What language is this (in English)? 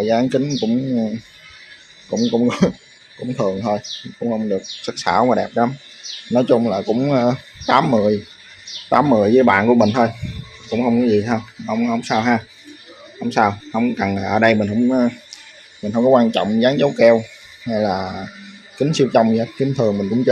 Vietnamese